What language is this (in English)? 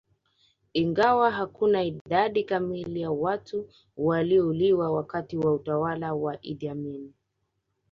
Swahili